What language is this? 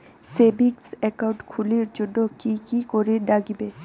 Bangla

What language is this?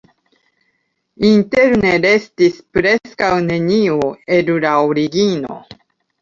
Esperanto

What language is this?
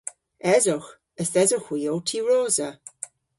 Cornish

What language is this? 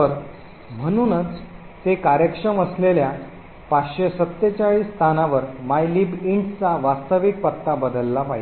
Marathi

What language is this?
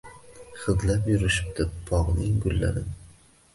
Uzbek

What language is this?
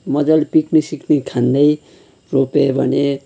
Nepali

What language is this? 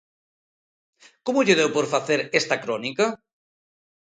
Galician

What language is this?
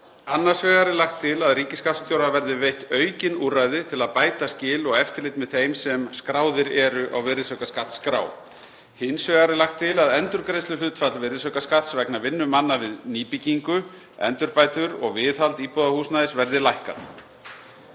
Icelandic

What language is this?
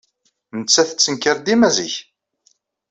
Kabyle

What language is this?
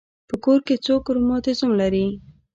Pashto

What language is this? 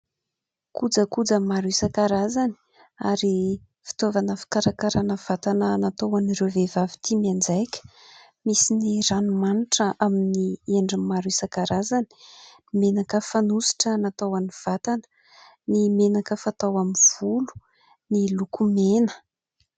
Malagasy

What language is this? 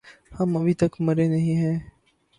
Urdu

